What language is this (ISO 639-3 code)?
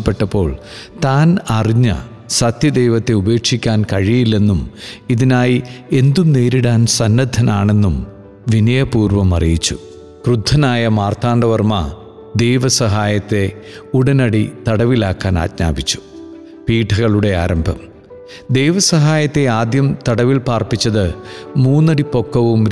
mal